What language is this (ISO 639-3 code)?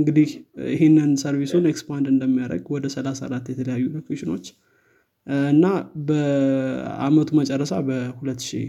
amh